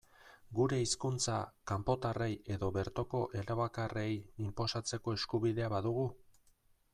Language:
Basque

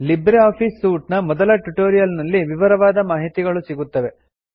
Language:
Kannada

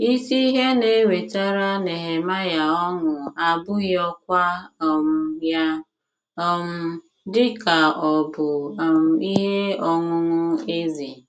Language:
Igbo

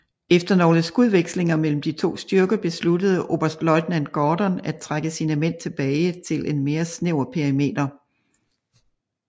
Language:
Danish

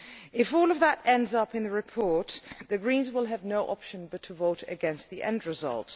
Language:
English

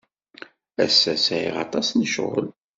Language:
Kabyle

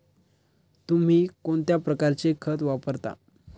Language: Marathi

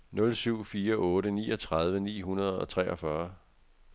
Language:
Danish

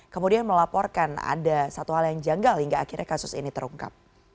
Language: Indonesian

